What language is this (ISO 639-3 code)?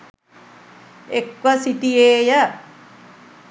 sin